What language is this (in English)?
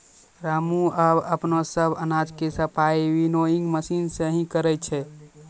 Maithili